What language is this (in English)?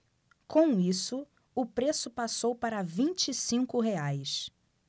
Portuguese